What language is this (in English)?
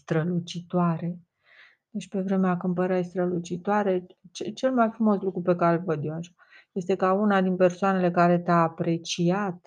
Romanian